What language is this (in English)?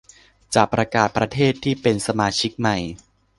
Thai